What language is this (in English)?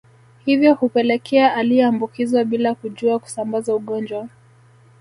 Swahili